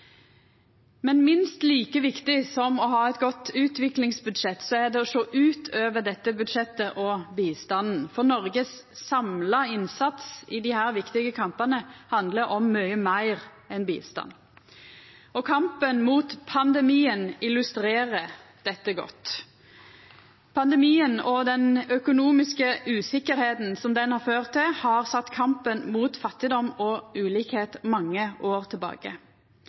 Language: Norwegian Nynorsk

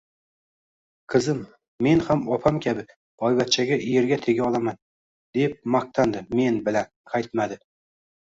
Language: Uzbek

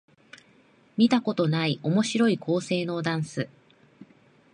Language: Japanese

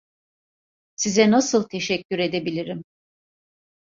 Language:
Turkish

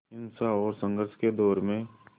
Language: Hindi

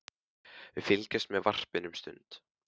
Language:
Icelandic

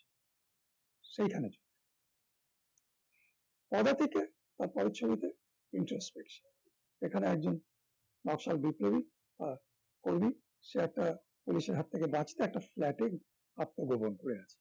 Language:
Bangla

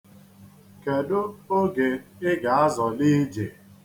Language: Igbo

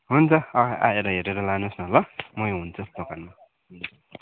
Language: Nepali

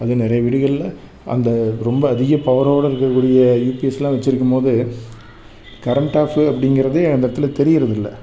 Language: Tamil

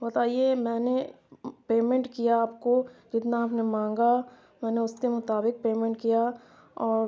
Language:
Urdu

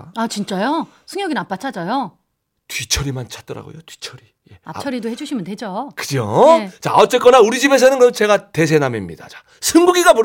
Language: Korean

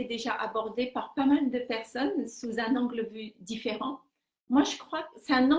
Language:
French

